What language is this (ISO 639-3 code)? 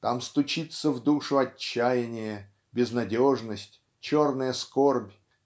rus